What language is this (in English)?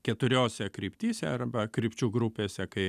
Lithuanian